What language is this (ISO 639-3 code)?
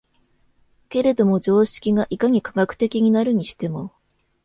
jpn